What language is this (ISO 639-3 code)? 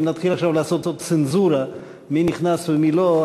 heb